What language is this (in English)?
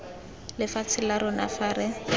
Tswana